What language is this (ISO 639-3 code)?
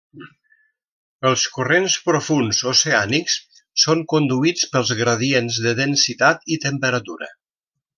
cat